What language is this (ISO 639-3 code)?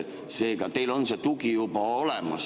est